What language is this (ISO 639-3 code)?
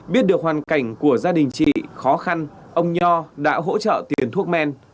vie